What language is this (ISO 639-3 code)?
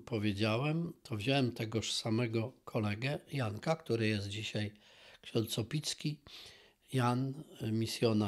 pol